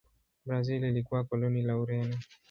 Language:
Swahili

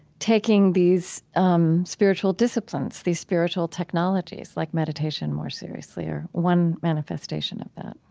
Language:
English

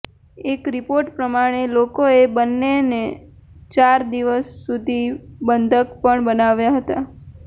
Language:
Gujarati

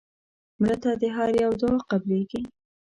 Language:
Pashto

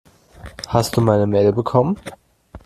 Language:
German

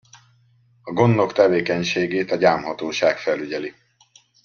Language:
Hungarian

